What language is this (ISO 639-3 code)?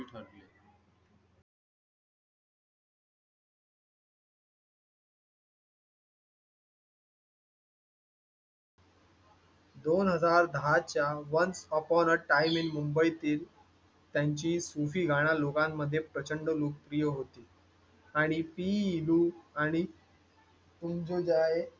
mar